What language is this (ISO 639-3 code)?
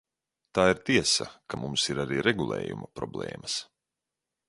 lav